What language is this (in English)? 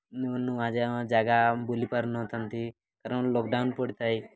Odia